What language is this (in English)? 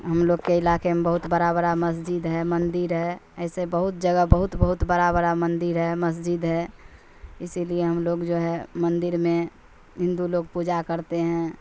Urdu